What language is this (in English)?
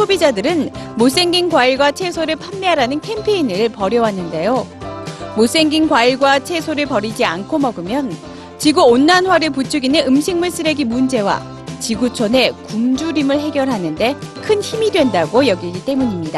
Korean